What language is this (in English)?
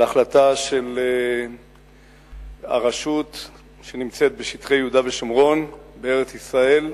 Hebrew